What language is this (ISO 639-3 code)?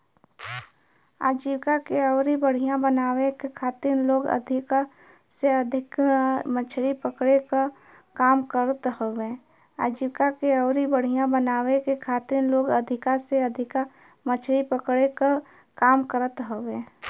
bho